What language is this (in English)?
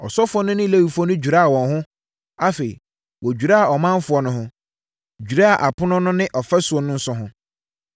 Akan